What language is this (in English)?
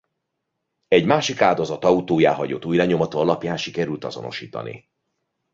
Hungarian